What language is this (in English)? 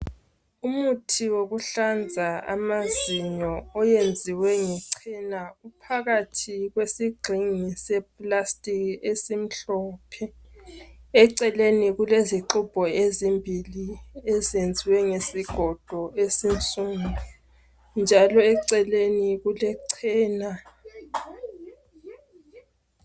North Ndebele